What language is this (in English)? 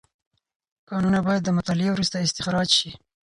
Pashto